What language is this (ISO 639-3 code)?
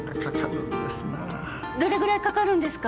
jpn